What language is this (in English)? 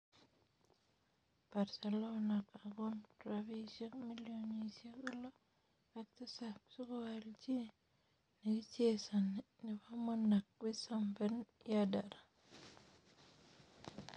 Kalenjin